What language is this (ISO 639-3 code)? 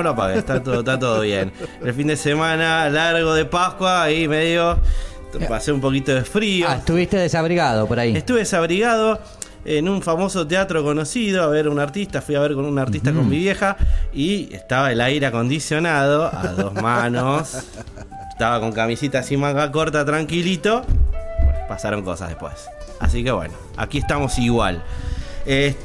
spa